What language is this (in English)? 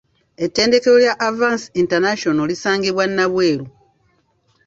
Ganda